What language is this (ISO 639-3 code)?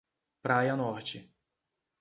por